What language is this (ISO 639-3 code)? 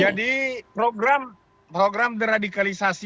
ind